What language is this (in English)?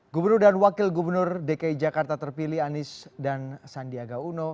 Indonesian